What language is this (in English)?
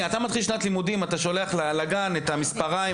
Hebrew